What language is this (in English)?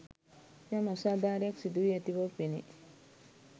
Sinhala